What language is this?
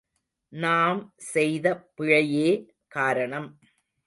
Tamil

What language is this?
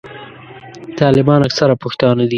Pashto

